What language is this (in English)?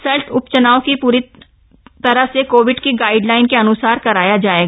Hindi